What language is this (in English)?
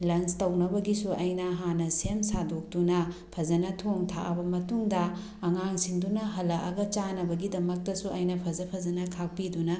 Manipuri